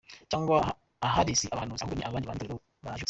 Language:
Kinyarwanda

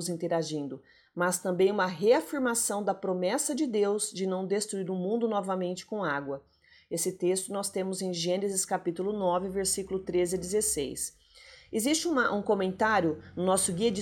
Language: Portuguese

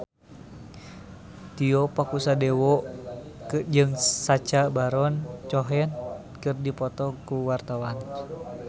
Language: Sundanese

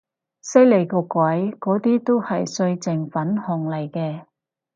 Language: Cantonese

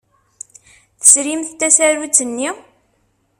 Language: Kabyle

